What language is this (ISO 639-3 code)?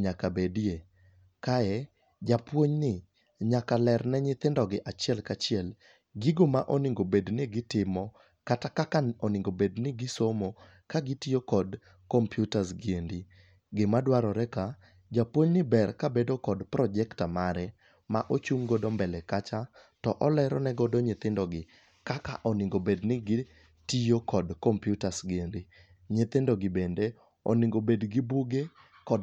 luo